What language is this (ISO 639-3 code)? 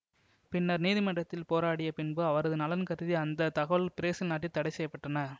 tam